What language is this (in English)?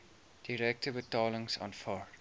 Afrikaans